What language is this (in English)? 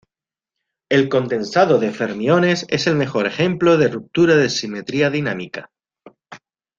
Spanish